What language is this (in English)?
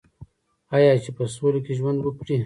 Pashto